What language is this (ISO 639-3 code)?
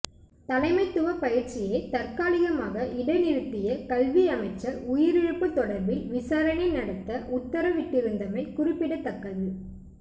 tam